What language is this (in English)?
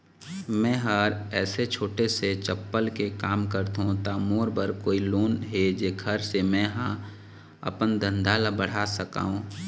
Chhattisgarhi